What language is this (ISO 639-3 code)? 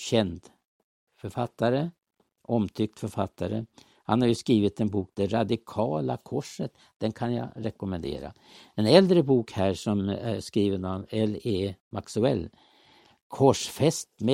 swe